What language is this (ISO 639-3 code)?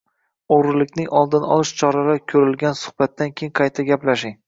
uzb